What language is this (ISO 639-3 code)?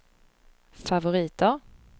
swe